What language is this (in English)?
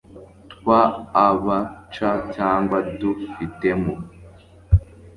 Kinyarwanda